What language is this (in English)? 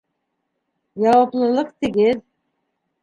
Bashkir